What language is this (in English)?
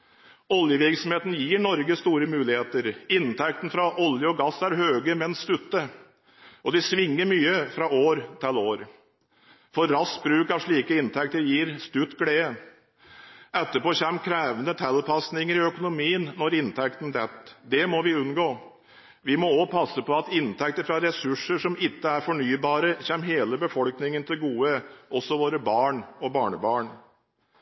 Norwegian Bokmål